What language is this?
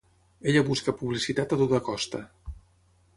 Catalan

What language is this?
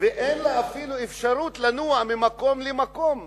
Hebrew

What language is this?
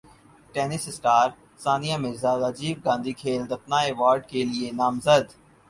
Urdu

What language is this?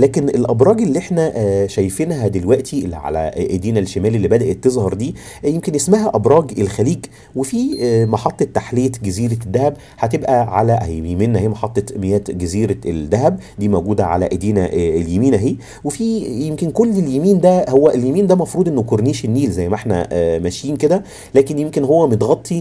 Arabic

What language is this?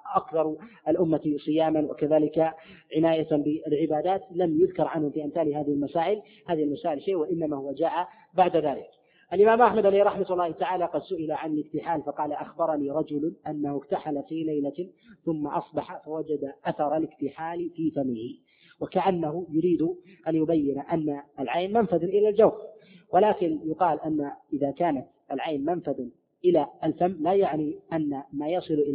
Arabic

